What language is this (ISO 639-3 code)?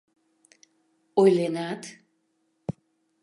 chm